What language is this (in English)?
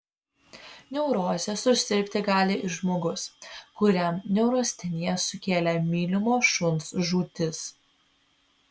Lithuanian